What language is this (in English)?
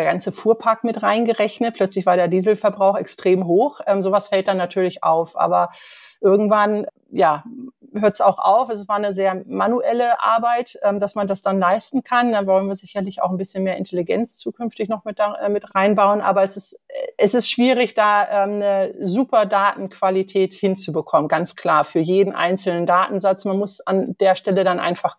German